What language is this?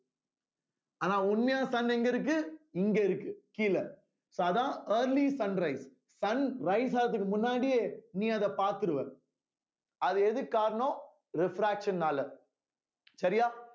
Tamil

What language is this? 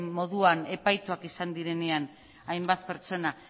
Basque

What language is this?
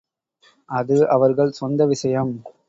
Tamil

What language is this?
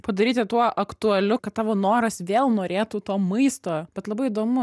Lithuanian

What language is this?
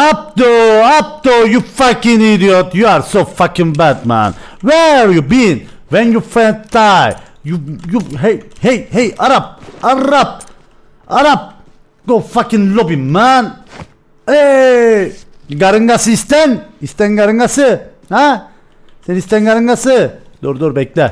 Turkish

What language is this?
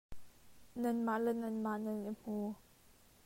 Hakha Chin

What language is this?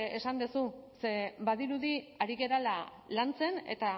Basque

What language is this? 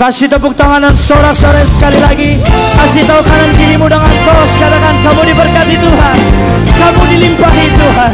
Indonesian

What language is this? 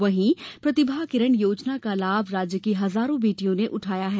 Hindi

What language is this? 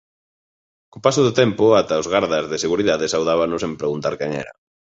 Galician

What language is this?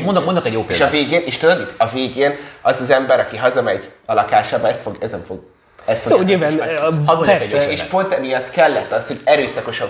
Hungarian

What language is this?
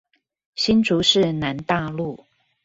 Chinese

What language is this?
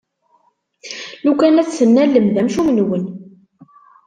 Kabyle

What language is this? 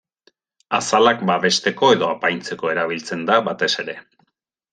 Basque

